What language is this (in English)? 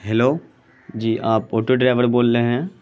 Urdu